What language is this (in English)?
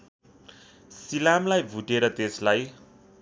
Nepali